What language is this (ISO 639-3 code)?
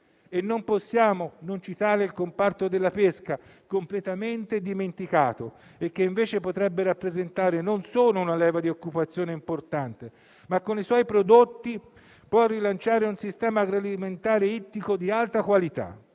ita